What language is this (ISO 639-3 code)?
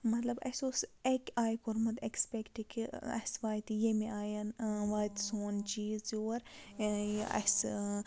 kas